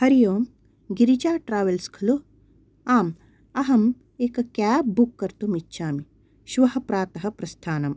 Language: Sanskrit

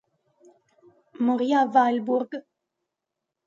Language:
Italian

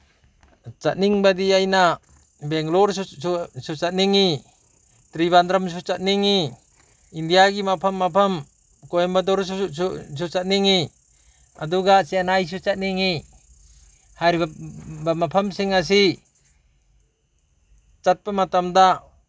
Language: Manipuri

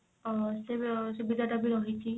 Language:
Odia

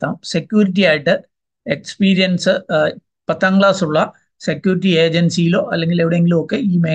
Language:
Malayalam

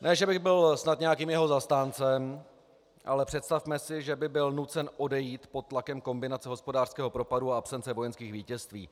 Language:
Czech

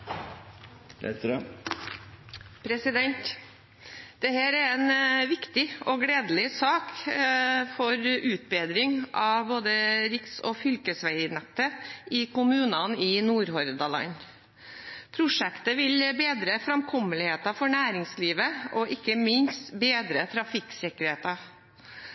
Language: Norwegian Bokmål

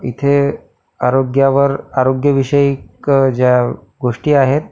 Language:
Marathi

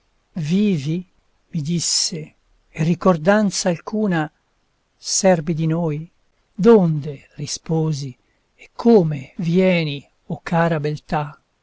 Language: Italian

